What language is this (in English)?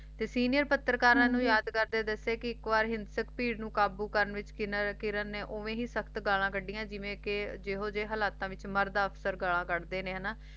Punjabi